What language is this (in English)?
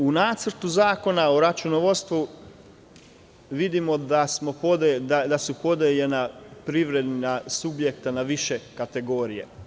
Serbian